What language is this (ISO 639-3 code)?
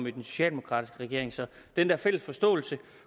dan